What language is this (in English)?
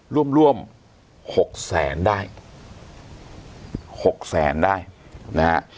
Thai